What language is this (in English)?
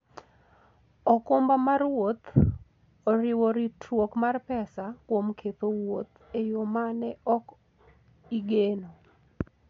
Luo (Kenya and Tanzania)